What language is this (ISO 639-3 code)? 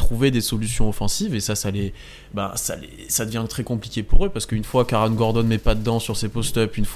fra